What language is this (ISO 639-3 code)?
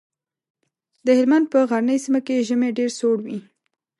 pus